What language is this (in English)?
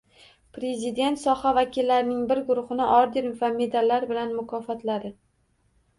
Uzbek